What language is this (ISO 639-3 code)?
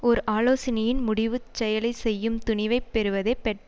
tam